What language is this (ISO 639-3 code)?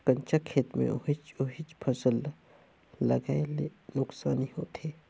hne